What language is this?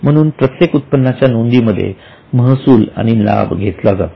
Marathi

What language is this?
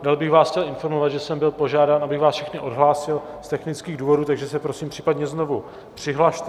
Czech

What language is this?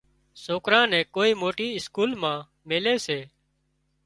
Wadiyara Koli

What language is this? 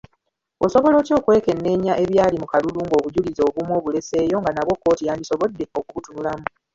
Ganda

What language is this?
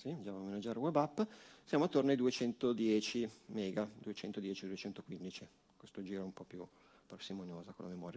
Italian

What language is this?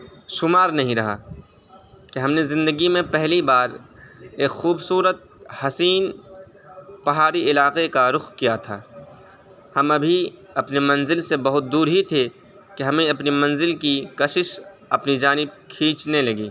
Urdu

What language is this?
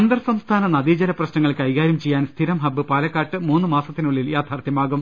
Malayalam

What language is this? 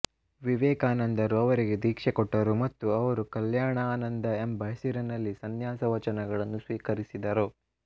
Kannada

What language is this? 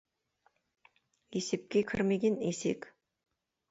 Kazakh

